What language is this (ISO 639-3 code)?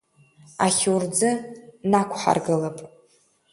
abk